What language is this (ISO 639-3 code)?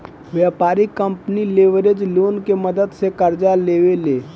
bho